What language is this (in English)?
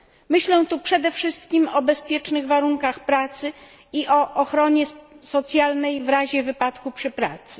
Polish